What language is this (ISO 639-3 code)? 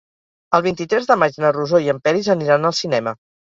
cat